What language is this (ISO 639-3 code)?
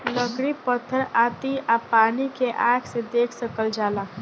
bho